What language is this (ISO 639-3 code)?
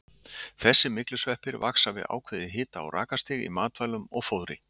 isl